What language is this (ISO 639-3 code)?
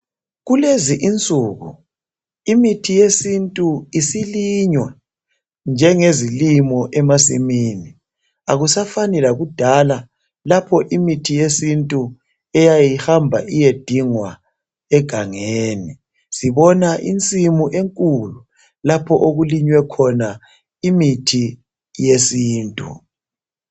nde